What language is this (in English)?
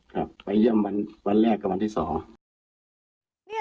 Thai